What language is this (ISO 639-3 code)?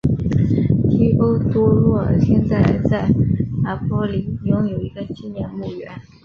zho